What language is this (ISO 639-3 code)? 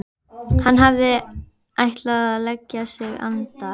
isl